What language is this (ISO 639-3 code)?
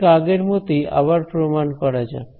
ben